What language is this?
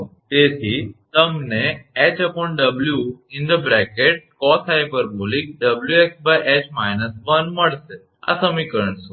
Gujarati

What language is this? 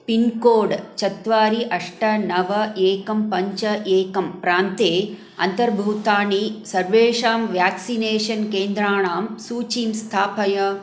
Sanskrit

